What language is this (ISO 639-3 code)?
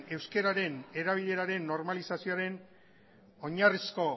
eus